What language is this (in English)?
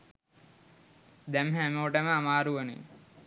Sinhala